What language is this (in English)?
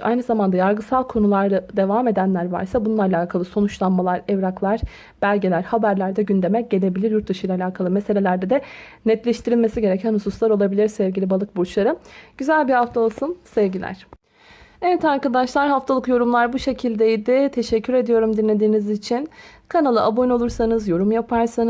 Turkish